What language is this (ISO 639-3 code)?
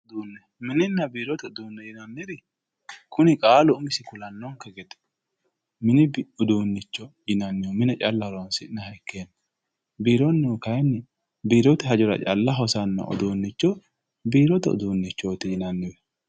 sid